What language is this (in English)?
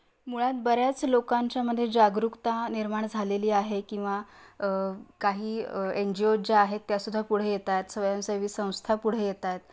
Marathi